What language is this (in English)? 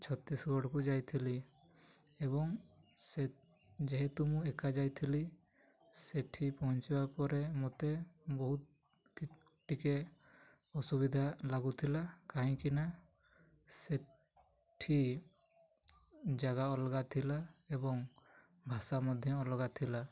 Odia